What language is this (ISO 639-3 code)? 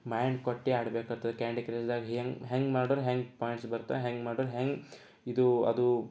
kan